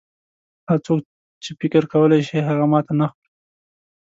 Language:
Pashto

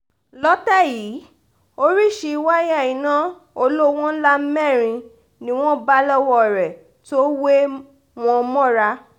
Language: Yoruba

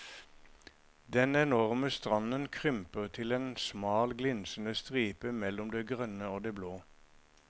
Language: Norwegian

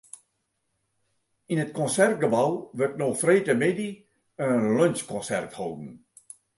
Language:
Western Frisian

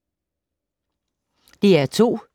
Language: Danish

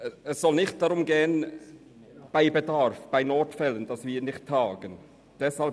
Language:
Swiss German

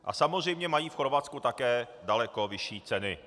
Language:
Czech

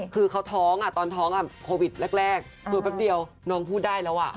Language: Thai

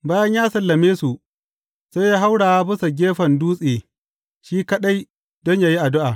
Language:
Hausa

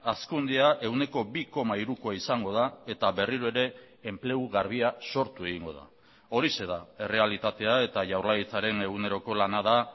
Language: Basque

